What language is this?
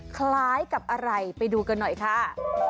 Thai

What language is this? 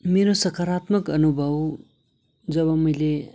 Nepali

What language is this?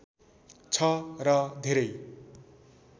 Nepali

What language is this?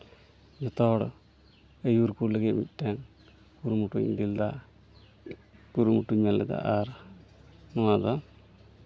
Santali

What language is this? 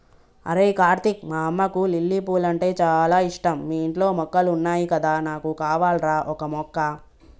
Telugu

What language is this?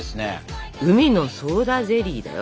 Japanese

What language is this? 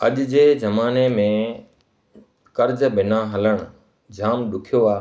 Sindhi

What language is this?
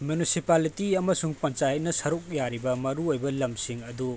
Manipuri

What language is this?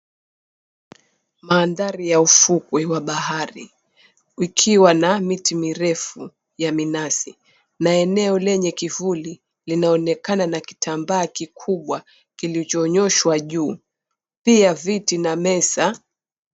Swahili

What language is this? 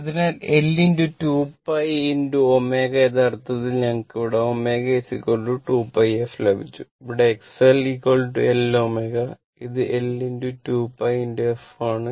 Malayalam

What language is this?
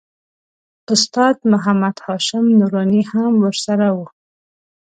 Pashto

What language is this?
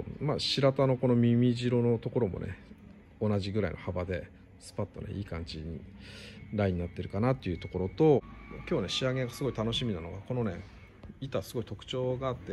Japanese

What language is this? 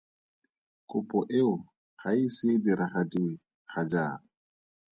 Tswana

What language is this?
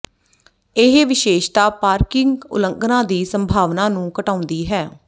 Punjabi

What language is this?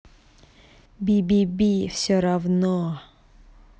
Russian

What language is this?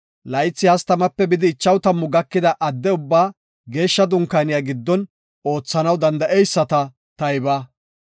Gofa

